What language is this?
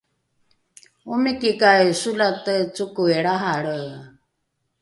Rukai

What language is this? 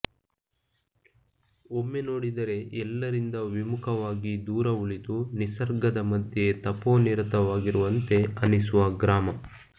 Kannada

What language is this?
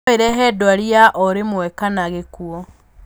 Kikuyu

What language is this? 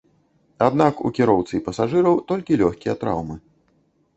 Belarusian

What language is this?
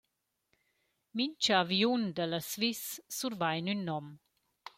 Romansh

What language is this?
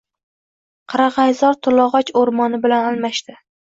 Uzbek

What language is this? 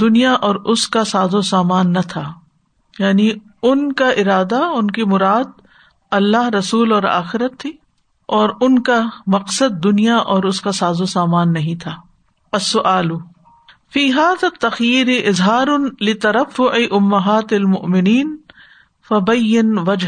Urdu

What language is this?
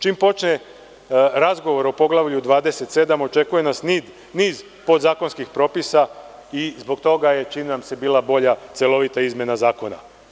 Serbian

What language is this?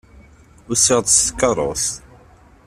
Kabyle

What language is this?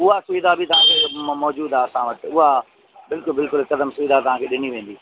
Sindhi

